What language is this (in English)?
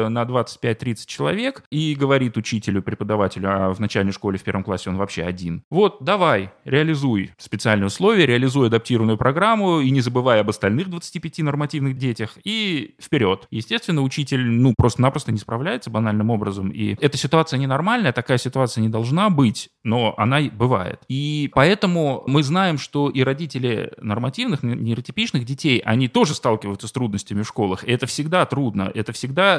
Russian